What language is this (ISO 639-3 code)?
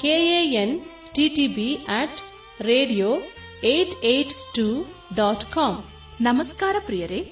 kan